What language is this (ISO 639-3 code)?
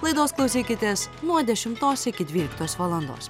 lit